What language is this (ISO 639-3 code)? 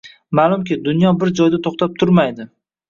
uzb